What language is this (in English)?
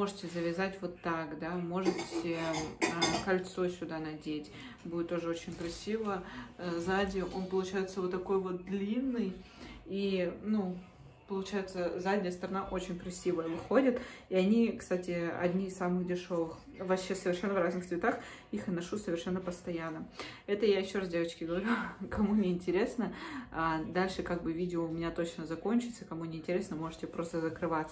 Russian